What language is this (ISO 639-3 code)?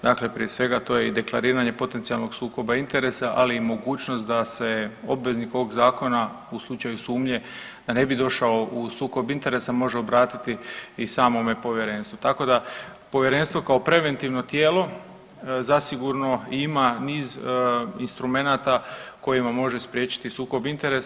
hrv